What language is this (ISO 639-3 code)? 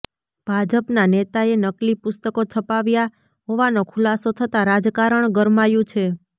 guj